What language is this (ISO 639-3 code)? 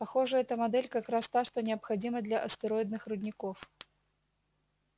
rus